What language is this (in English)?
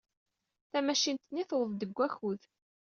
Kabyle